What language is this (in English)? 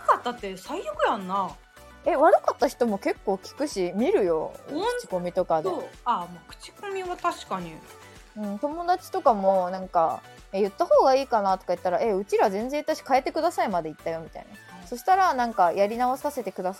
Japanese